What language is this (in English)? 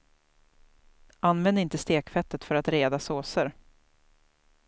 Swedish